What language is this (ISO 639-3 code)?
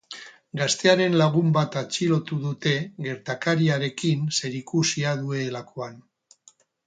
eus